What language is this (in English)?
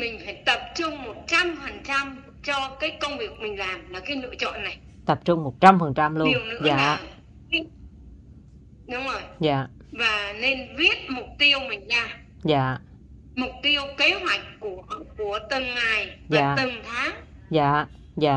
Vietnamese